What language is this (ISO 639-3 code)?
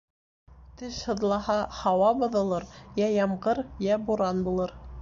bak